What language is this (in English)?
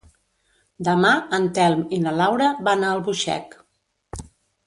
Catalan